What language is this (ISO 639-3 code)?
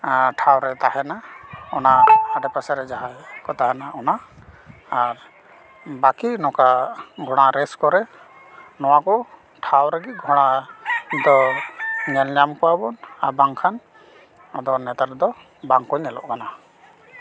sat